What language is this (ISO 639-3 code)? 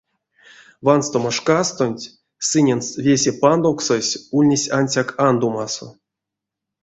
myv